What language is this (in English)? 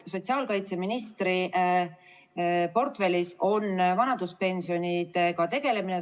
Estonian